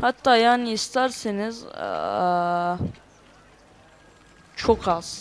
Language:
Turkish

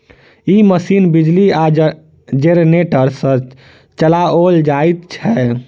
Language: Maithili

